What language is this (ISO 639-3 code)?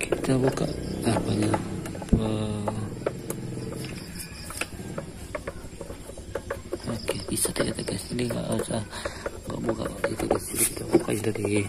ind